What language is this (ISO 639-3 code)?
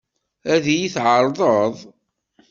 kab